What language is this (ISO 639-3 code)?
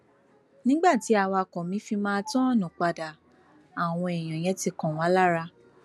yor